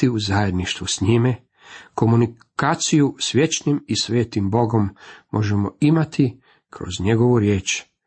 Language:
Croatian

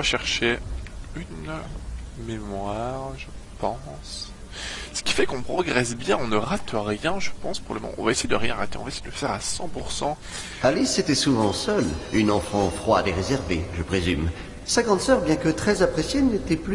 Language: French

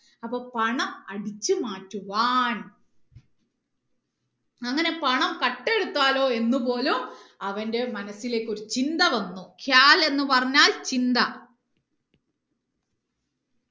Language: Malayalam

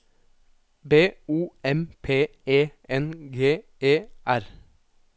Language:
Norwegian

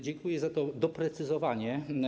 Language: Polish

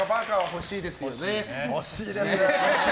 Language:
Japanese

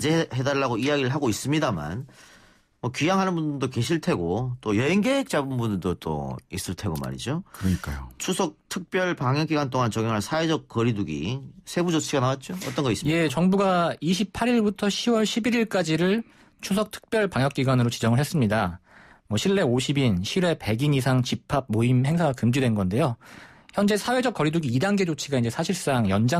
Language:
Korean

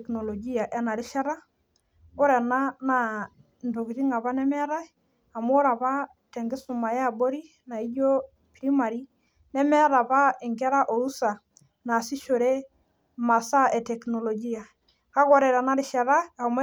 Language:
Masai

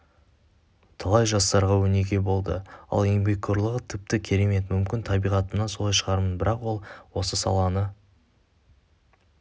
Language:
Kazakh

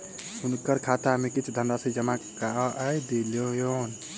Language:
Maithili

